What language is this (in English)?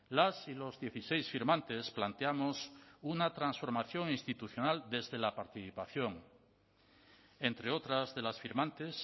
Spanish